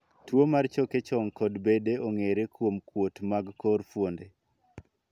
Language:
Luo (Kenya and Tanzania)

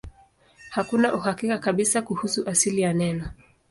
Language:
Swahili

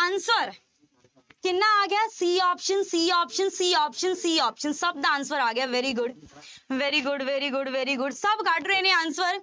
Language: Punjabi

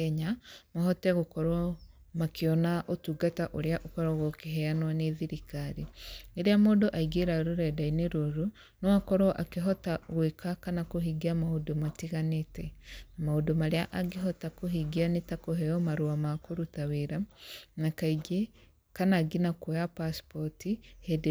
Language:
Kikuyu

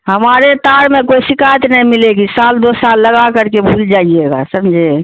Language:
Urdu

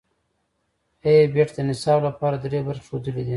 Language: Pashto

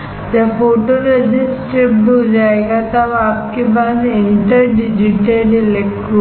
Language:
Hindi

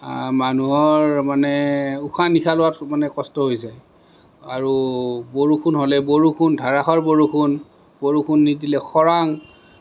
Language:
Assamese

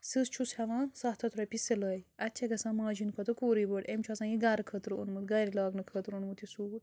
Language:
Kashmiri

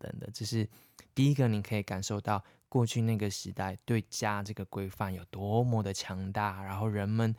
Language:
Chinese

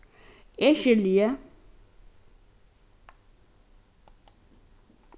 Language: Faroese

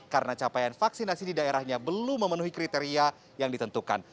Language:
Indonesian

